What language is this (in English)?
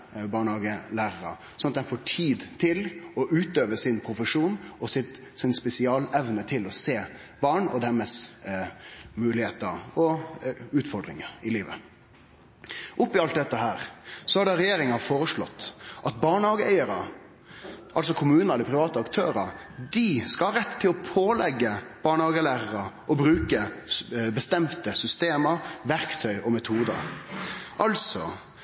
Norwegian Nynorsk